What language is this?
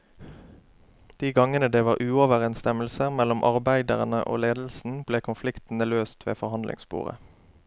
Norwegian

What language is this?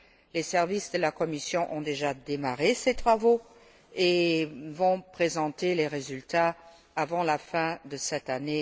French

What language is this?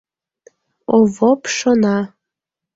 Mari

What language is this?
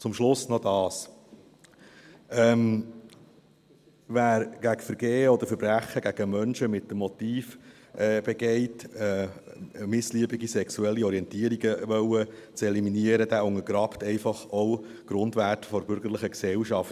Swiss German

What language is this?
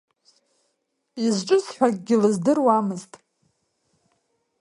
Abkhazian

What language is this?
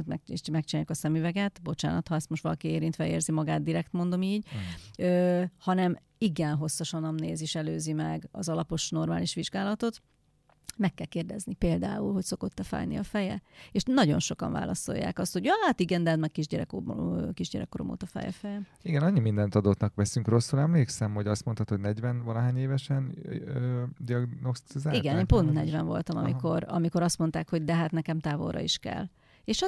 Hungarian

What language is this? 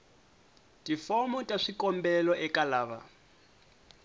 Tsonga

